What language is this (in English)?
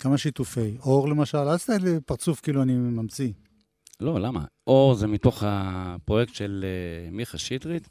Hebrew